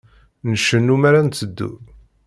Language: Kabyle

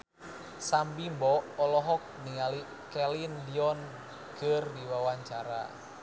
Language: Sundanese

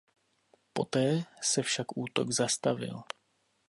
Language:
Czech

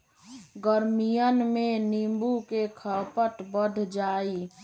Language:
Magahi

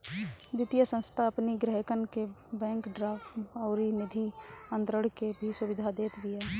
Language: Bhojpuri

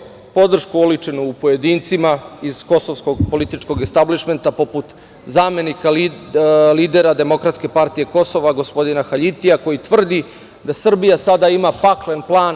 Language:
Serbian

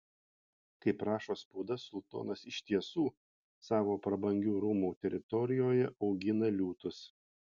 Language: Lithuanian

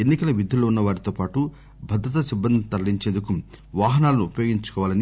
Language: Telugu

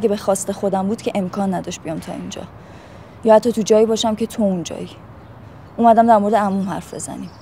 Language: Persian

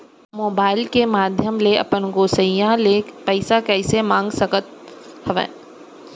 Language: Chhattisgarhi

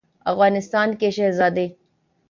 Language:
Urdu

